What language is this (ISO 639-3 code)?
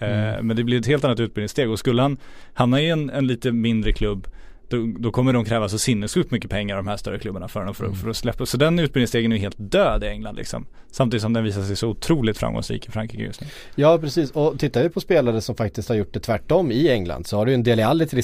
swe